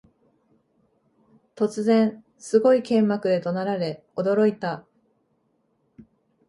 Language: Japanese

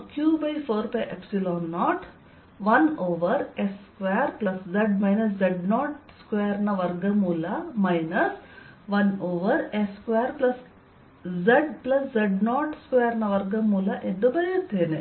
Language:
Kannada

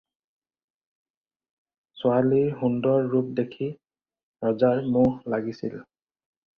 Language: Assamese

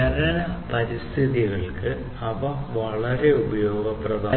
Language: Malayalam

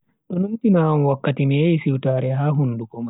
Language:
Bagirmi Fulfulde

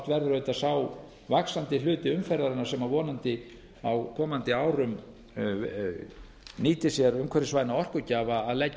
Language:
Icelandic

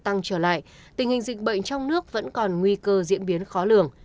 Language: Vietnamese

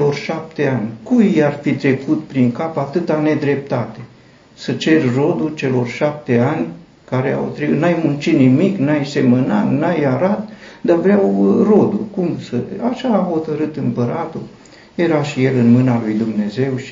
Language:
Romanian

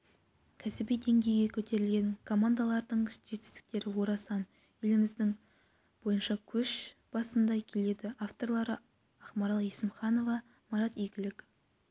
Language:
Kazakh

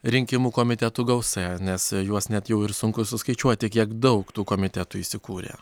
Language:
Lithuanian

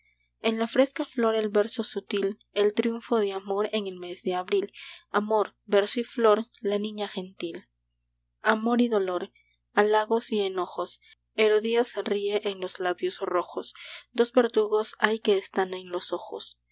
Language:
Spanish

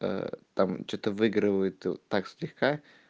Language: Russian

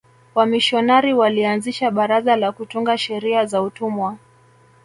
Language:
Swahili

